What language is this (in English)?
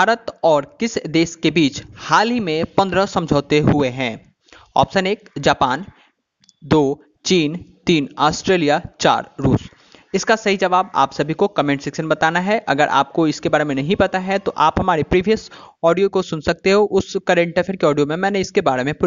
Hindi